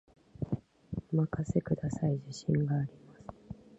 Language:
Japanese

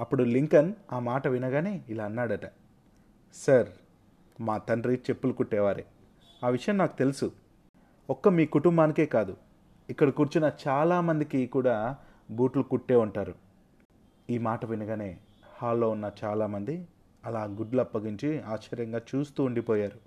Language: Telugu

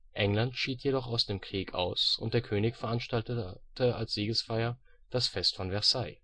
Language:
German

